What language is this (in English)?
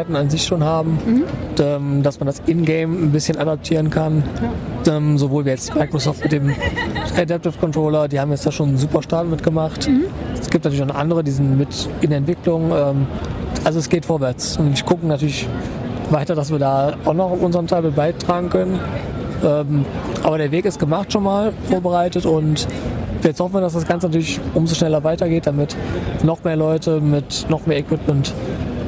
German